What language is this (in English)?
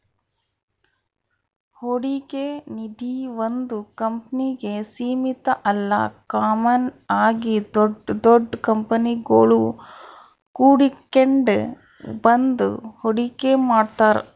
Kannada